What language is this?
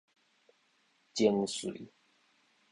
Min Nan Chinese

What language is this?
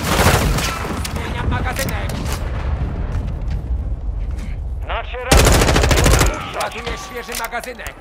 Polish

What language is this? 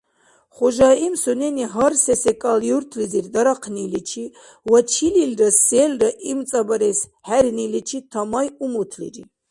Dargwa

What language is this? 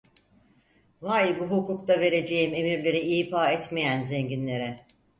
Turkish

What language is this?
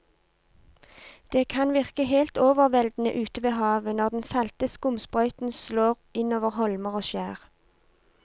Norwegian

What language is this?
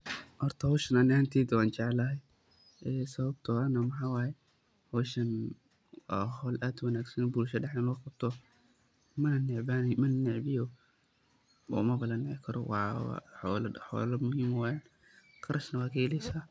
Somali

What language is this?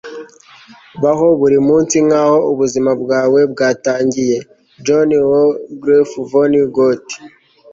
Kinyarwanda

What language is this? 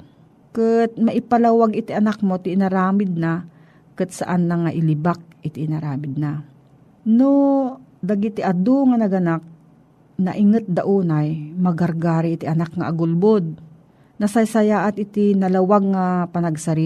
Filipino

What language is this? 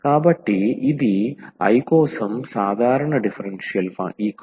Telugu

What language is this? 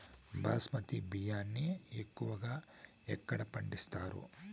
Telugu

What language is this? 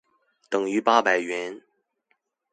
Chinese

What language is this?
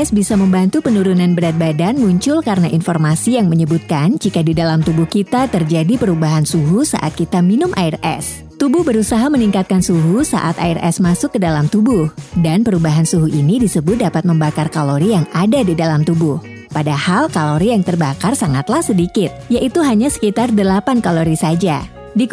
Indonesian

